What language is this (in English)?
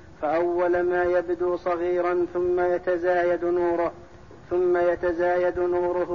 Arabic